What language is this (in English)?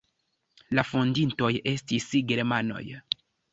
Esperanto